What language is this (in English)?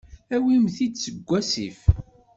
Kabyle